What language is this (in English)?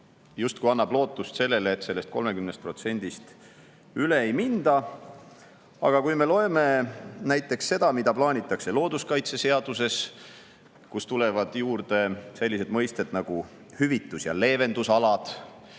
Estonian